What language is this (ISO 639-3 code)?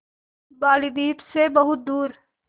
hin